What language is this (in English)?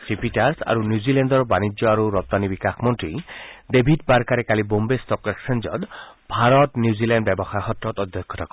Assamese